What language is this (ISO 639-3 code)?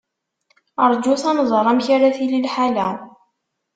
kab